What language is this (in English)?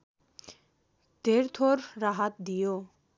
Nepali